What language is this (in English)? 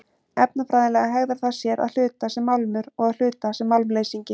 Icelandic